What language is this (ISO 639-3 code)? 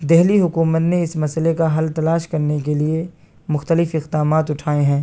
urd